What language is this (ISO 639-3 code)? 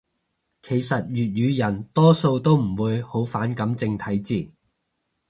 yue